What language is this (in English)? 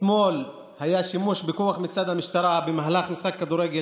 Hebrew